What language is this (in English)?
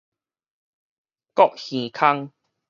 Min Nan Chinese